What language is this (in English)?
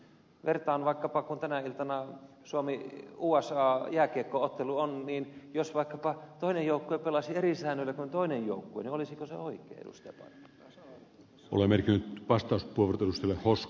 Finnish